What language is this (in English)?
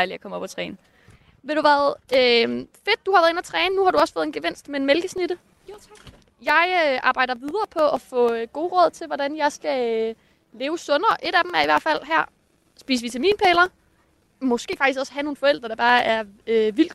Danish